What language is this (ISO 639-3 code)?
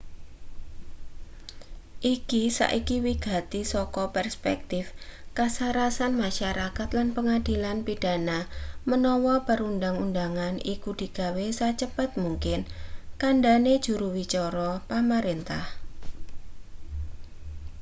jav